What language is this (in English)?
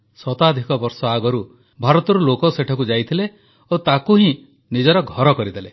Odia